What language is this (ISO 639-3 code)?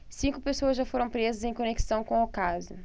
por